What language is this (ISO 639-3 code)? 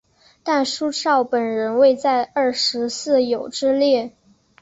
zho